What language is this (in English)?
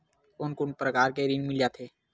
Chhattisgarhi